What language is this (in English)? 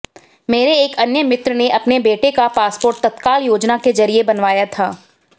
Hindi